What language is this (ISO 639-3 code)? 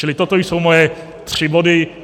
ces